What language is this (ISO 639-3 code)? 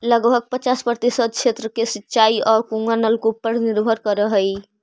mag